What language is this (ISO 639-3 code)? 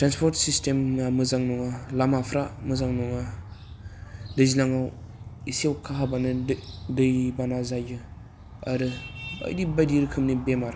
brx